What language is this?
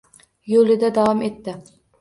Uzbek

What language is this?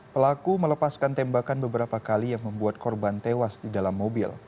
Indonesian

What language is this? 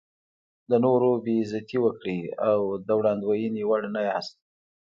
Pashto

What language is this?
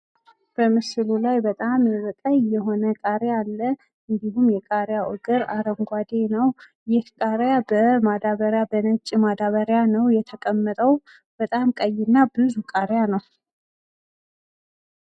Amharic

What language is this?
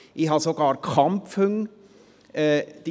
Swiss German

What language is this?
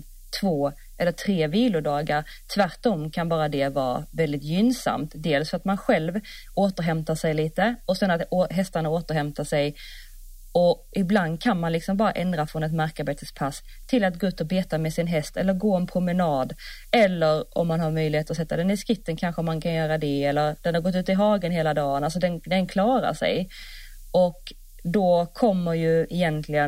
Swedish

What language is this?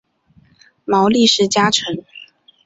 Chinese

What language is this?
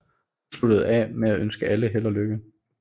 Danish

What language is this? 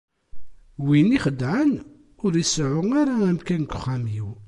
Kabyle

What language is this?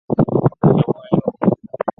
Chinese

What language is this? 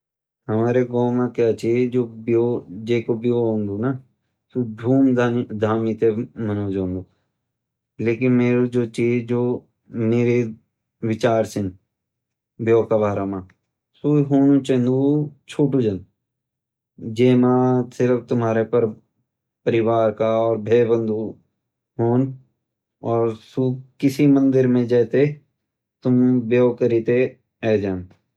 Garhwali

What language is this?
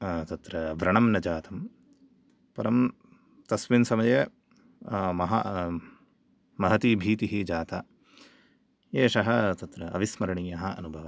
Sanskrit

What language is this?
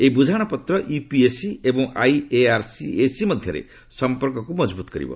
Odia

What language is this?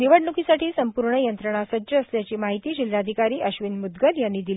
Marathi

